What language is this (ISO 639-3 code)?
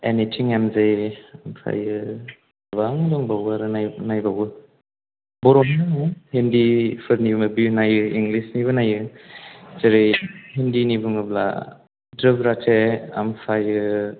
brx